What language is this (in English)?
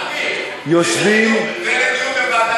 Hebrew